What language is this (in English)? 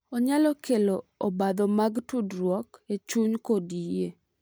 Luo (Kenya and Tanzania)